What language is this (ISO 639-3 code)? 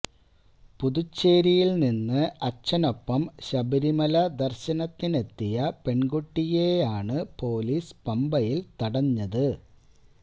mal